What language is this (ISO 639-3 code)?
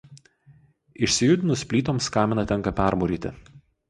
lit